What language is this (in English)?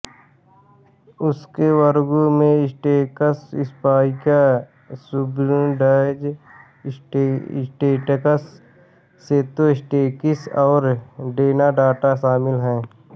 Hindi